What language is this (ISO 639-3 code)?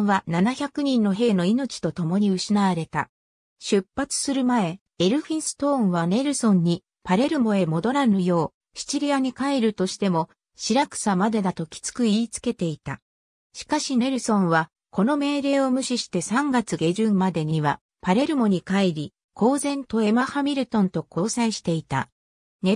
jpn